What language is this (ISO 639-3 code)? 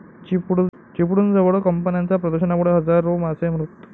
mar